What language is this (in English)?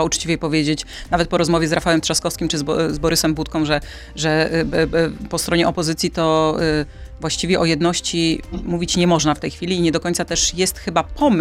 Polish